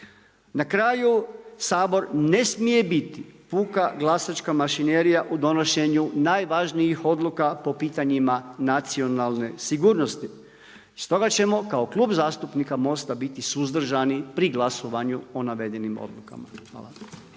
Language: Croatian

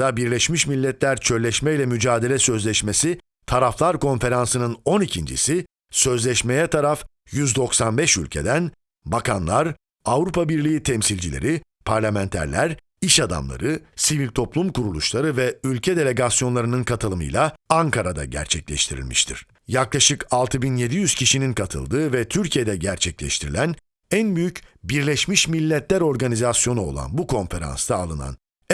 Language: Turkish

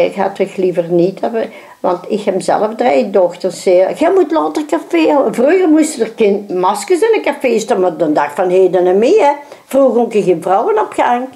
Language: Dutch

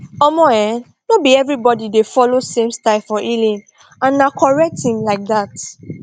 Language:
Nigerian Pidgin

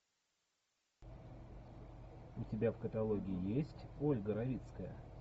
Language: Russian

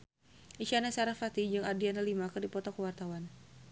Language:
Sundanese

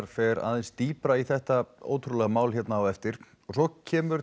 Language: Icelandic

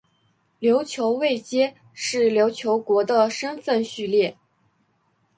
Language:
Chinese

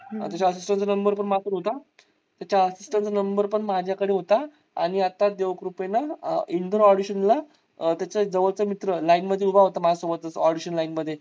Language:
Marathi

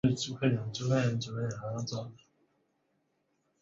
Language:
Chinese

